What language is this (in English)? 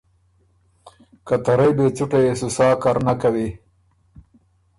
Ormuri